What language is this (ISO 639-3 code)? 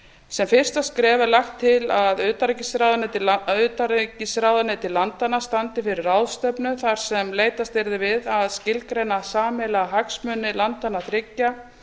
isl